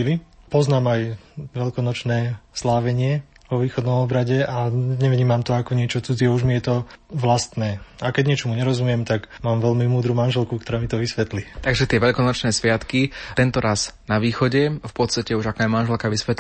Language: Slovak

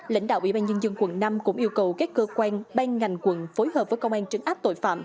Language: Vietnamese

